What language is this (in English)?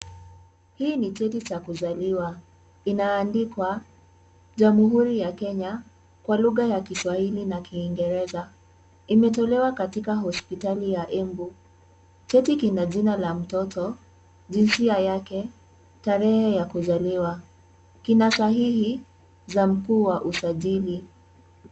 Swahili